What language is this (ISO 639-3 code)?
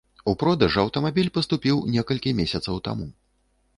bel